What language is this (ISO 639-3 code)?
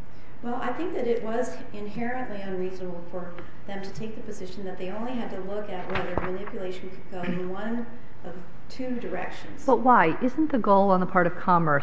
eng